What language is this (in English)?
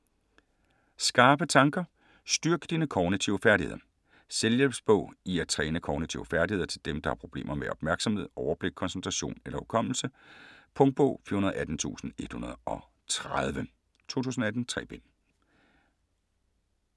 Danish